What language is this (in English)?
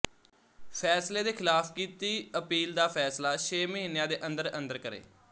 Punjabi